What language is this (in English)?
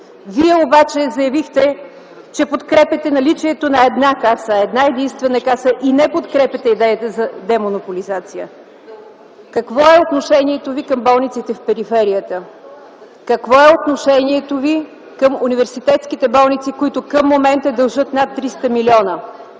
Bulgarian